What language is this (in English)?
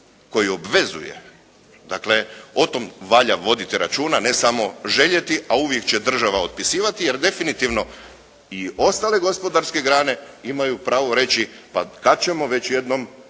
Croatian